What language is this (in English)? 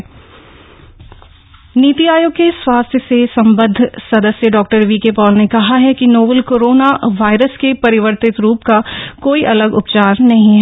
Hindi